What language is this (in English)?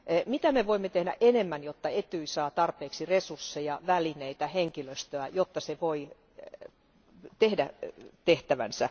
Finnish